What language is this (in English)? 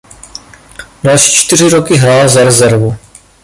Czech